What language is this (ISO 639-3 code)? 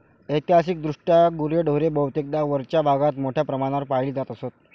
mar